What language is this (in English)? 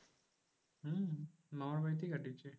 Bangla